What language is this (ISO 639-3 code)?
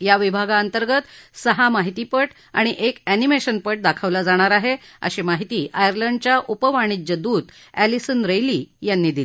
mar